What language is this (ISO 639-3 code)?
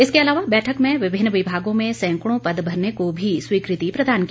hin